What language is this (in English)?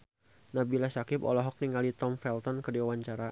Sundanese